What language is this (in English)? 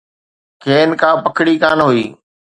Sindhi